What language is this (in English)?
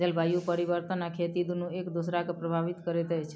Maithili